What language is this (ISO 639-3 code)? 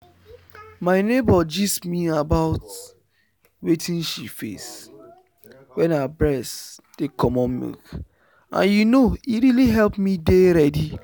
pcm